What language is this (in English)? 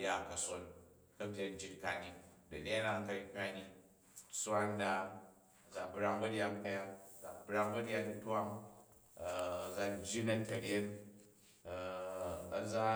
Jju